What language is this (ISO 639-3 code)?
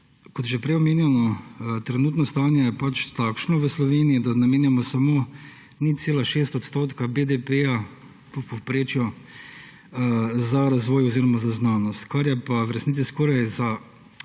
slv